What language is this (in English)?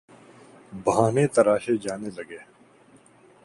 Urdu